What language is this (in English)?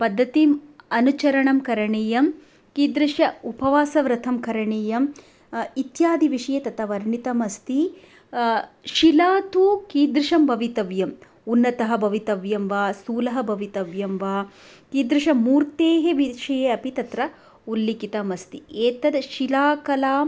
Sanskrit